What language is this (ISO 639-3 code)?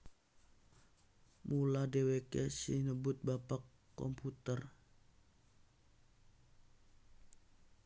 jav